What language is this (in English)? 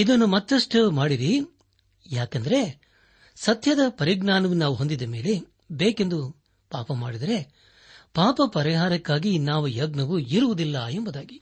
Kannada